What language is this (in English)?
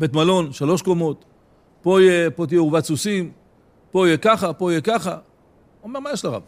Hebrew